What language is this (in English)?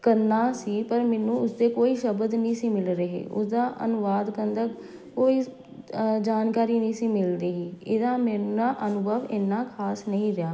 Punjabi